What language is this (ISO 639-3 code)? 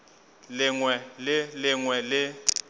nso